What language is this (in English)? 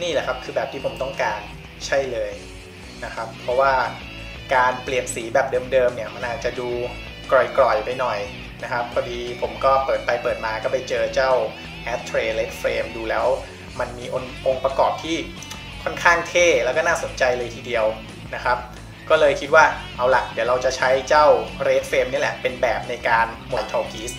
Thai